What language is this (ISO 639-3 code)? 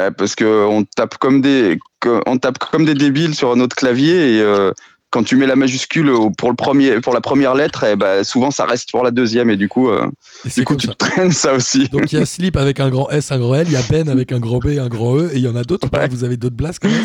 fra